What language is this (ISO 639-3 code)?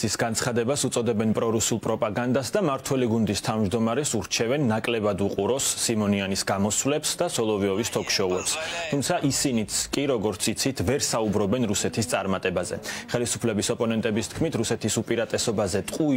ron